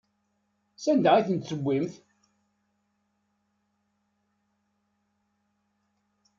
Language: Kabyle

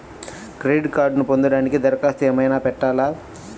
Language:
Telugu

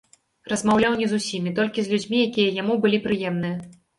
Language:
Belarusian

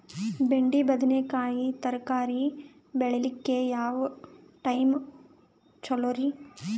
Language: Kannada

